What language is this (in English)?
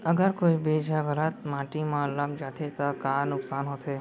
Chhattisgarhi